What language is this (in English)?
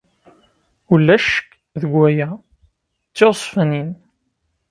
Kabyle